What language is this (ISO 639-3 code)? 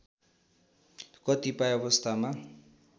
nep